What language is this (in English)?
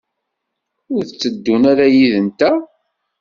Kabyle